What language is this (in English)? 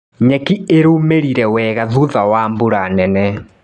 Kikuyu